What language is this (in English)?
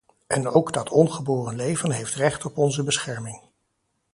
Dutch